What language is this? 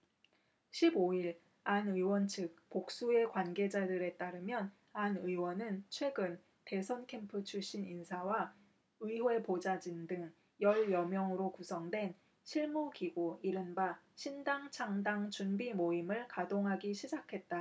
Korean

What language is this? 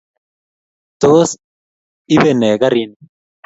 Kalenjin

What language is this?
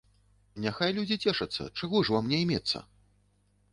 Belarusian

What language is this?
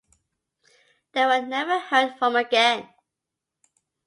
English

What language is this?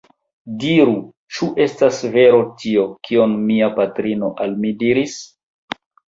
Esperanto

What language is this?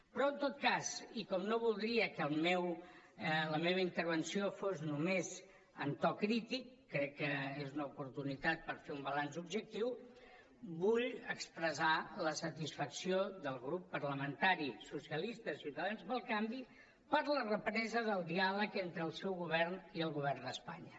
Catalan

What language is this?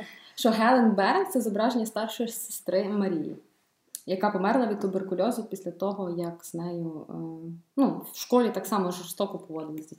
Ukrainian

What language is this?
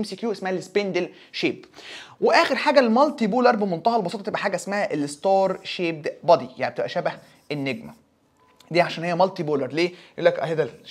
Arabic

